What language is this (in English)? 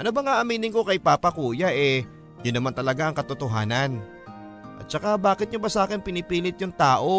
Filipino